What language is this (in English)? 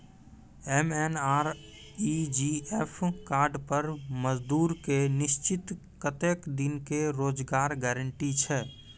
Maithili